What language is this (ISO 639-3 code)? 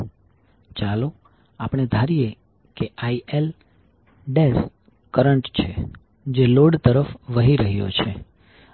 guj